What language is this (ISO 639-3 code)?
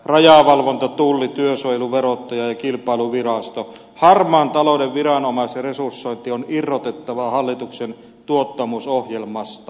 fin